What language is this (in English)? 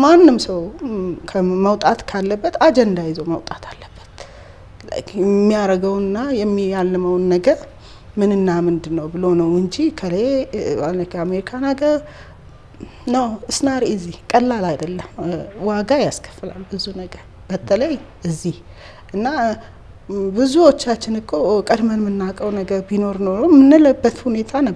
Arabic